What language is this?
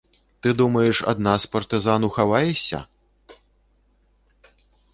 Belarusian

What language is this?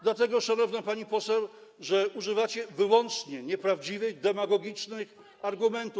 Polish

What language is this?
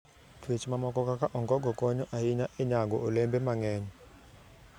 Luo (Kenya and Tanzania)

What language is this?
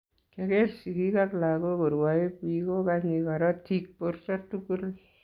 Kalenjin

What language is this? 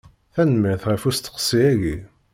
Kabyle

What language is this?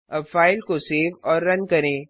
Hindi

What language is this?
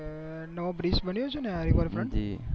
Gujarati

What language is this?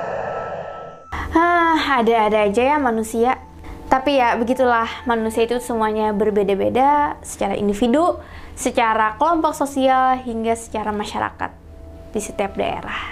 Indonesian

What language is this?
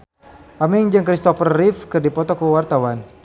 Sundanese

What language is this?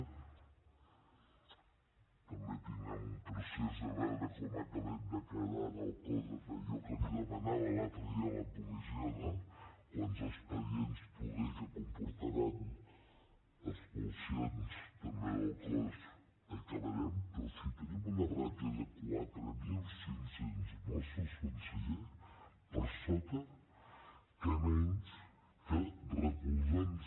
Catalan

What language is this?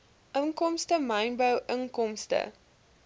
Afrikaans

